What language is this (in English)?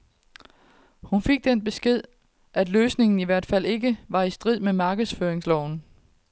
Danish